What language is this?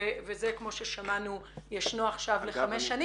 Hebrew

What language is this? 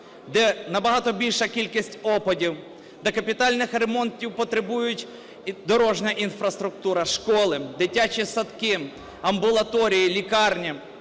Ukrainian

